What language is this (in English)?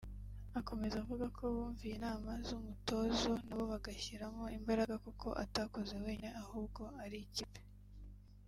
Kinyarwanda